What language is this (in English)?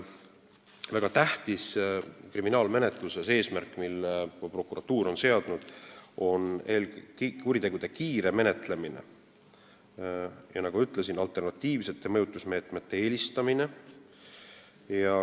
Estonian